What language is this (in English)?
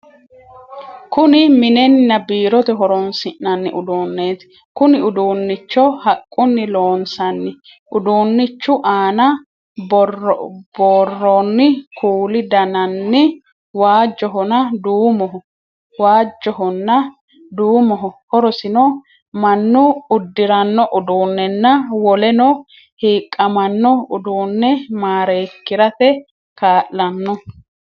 Sidamo